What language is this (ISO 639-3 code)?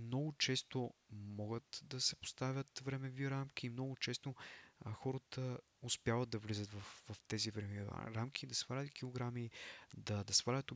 bul